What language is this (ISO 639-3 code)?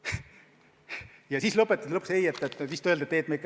est